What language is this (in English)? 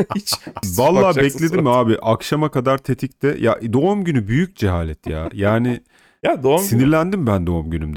Turkish